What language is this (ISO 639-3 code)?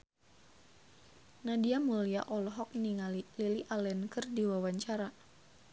sun